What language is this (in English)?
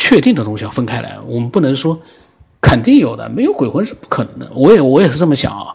Chinese